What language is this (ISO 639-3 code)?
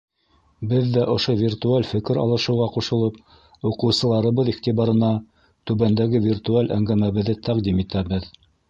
bak